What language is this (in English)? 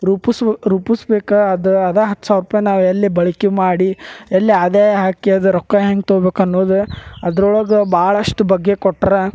Kannada